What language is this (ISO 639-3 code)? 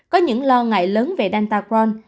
vie